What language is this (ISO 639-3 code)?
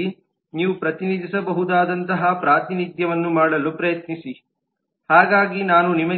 kan